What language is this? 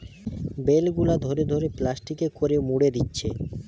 Bangla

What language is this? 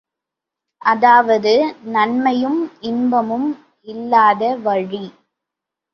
Tamil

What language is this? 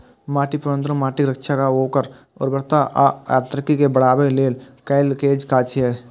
Maithili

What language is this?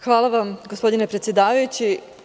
Serbian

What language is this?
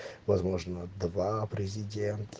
Russian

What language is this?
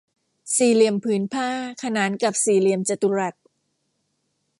Thai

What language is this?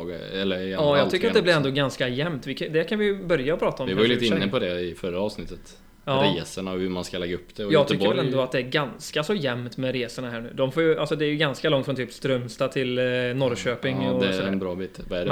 Swedish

